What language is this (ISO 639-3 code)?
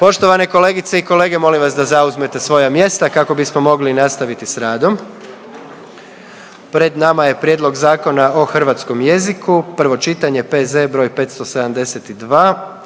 hrv